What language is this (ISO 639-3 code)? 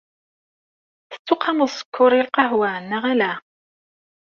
kab